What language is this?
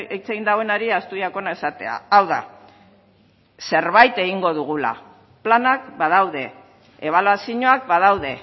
Basque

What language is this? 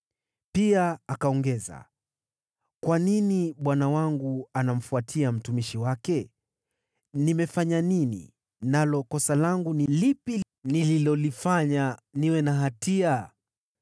Swahili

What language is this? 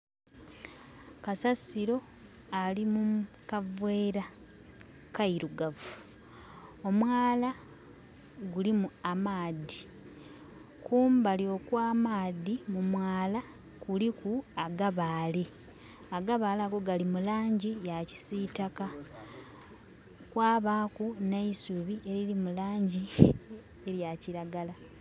Soga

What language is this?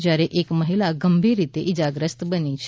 Gujarati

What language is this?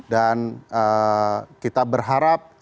Indonesian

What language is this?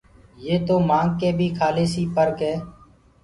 Gurgula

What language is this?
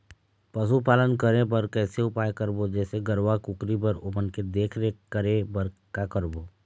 Chhattisgarhi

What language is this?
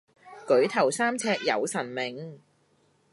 Cantonese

